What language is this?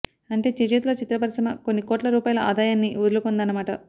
Telugu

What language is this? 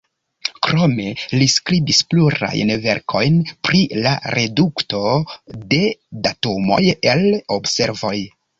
Esperanto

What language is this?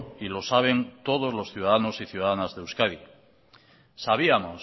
Spanish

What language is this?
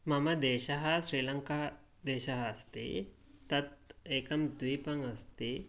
Sanskrit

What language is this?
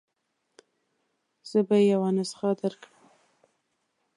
Pashto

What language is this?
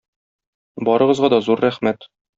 Tatar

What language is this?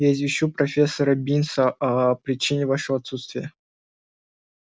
Russian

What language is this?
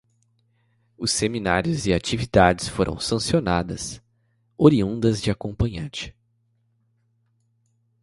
Portuguese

